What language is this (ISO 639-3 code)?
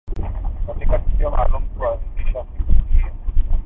swa